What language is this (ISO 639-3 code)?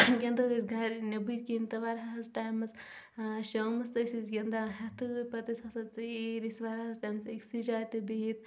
kas